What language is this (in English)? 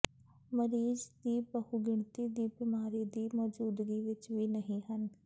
Punjabi